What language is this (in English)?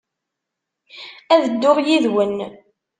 Kabyle